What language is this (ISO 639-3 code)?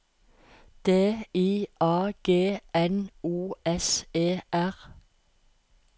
nor